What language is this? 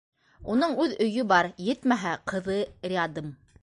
Bashkir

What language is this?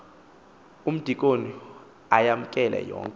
Xhosa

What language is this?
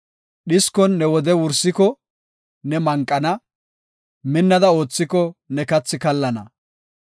Gofa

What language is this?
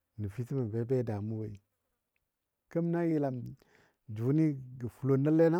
Dadiya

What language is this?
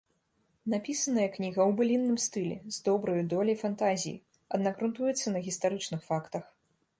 Belarusian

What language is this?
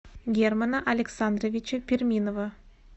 Russian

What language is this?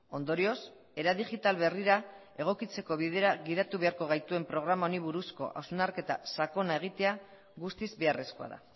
Basque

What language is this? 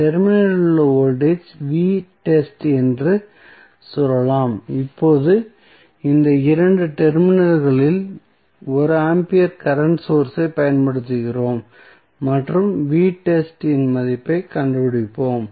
Tamil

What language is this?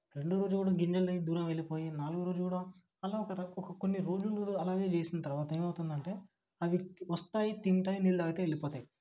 Telugu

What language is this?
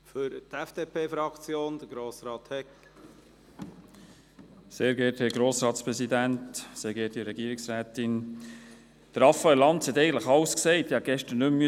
Swiss German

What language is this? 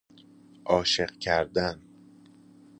Persian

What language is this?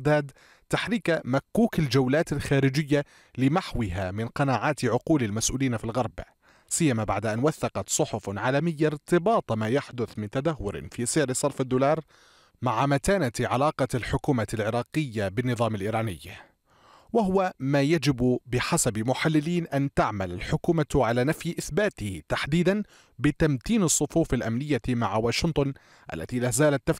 Arabic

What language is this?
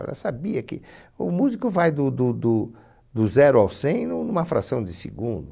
Portuguese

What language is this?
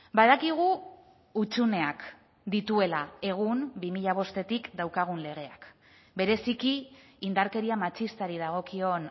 Basque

